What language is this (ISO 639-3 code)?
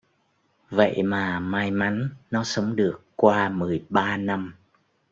vie